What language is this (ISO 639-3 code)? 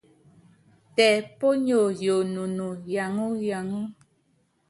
yav